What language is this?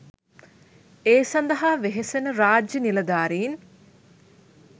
Sinhala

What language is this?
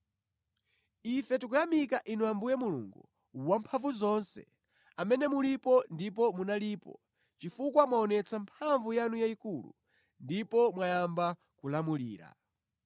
Nyanja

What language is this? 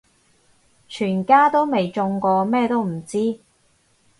Cantonese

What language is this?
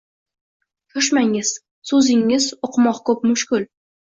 Uzbek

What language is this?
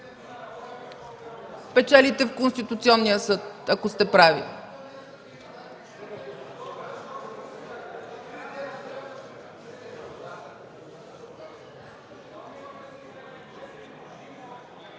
Bulgarian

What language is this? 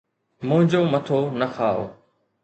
Sindhi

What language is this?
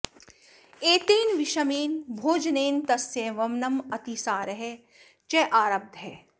Sanskrit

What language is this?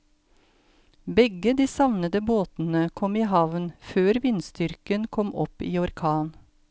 Norwegian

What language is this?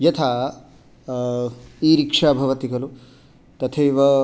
Sanskrit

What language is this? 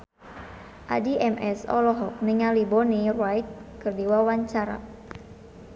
Sundanese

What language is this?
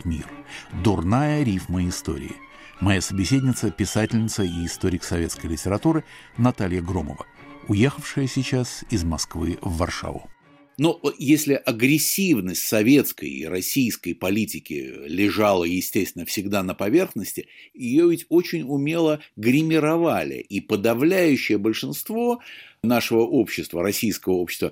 Russian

